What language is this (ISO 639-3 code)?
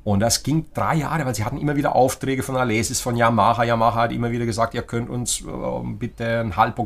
deu